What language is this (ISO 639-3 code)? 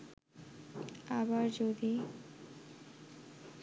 ben